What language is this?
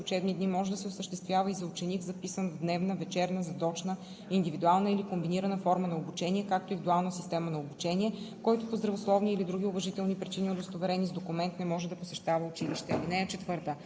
Bulgarian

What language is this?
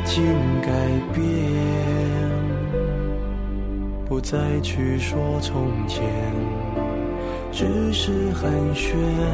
Chinese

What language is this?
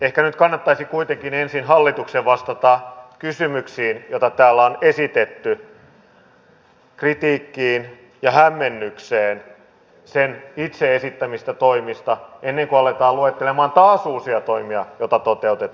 Finnish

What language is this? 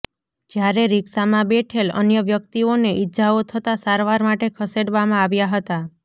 Gujarati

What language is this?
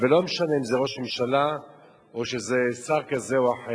Hebrew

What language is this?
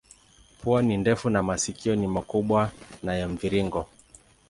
Swahili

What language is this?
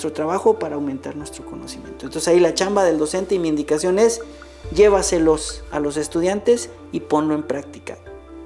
Spanish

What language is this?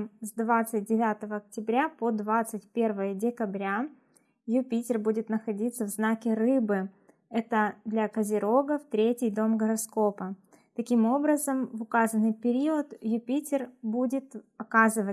Russian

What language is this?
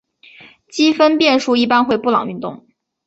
Chinese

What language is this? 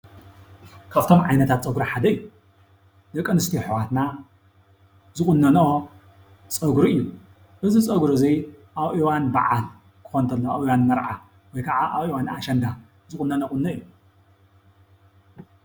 Tigrinya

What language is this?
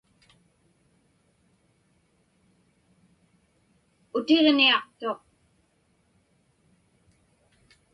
Inupiaq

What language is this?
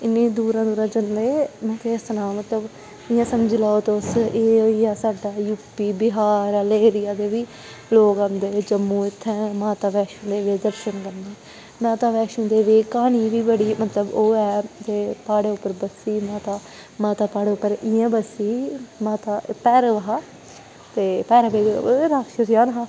Dogri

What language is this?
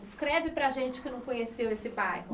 Portuguese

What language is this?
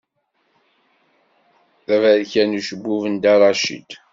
Kabyle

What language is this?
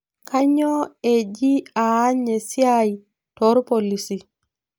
Masai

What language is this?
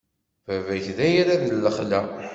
Kabyle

